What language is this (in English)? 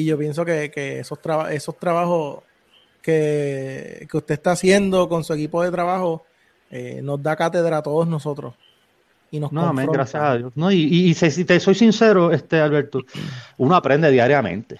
Spanish